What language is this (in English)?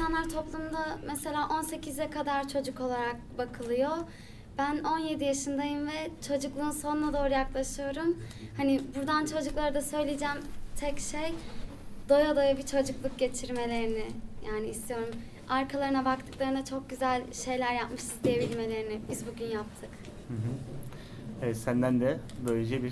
Turkish